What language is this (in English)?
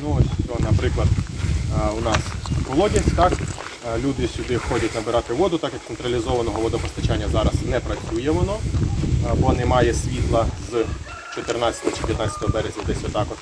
Ukrainian